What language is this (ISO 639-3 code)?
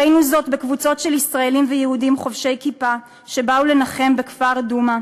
heb